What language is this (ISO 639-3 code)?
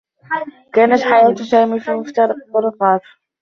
ara